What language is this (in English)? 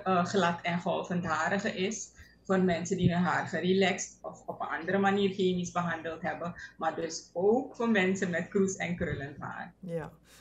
Dutch